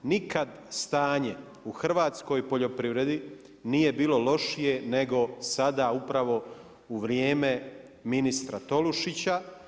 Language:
Croatian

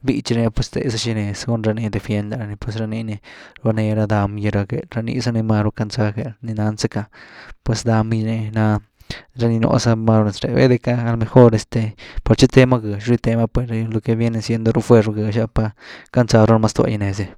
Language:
Güilá Zapotec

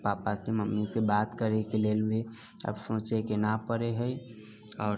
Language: Maithili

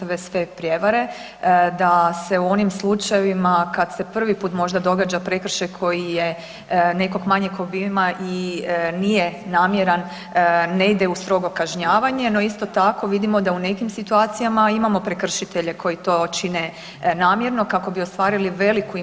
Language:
Croatian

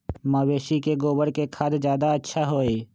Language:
Magahi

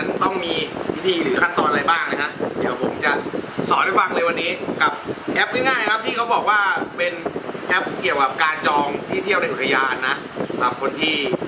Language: Thai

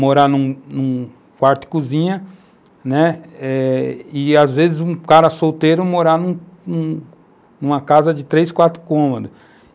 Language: Portuguese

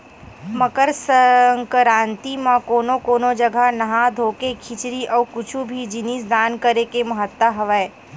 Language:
Chhattisgarhi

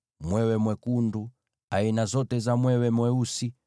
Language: Swahili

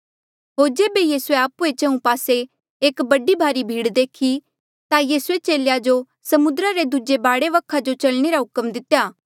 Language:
Mandeali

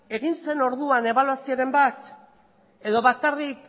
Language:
Basque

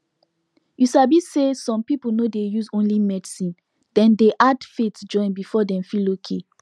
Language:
Nigerian Pidgin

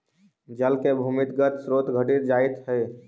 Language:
Magahi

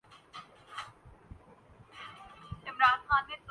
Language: Urdu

